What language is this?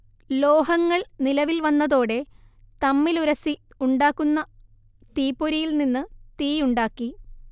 Malayalam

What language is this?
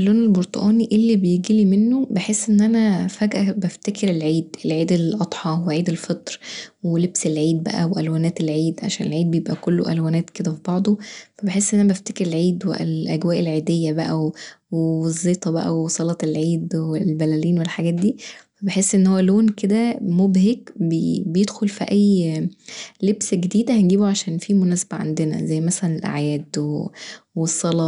Egyptian Arabic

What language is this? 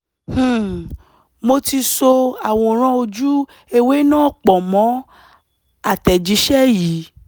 Yoruba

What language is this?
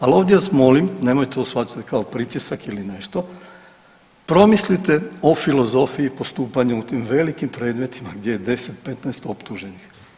Croatian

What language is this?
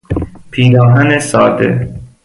Persian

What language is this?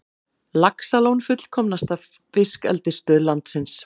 Icelandic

